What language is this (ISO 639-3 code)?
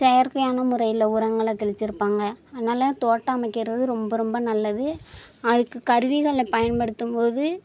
tam